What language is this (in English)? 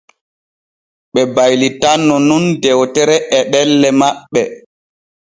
Borgu Fulfulde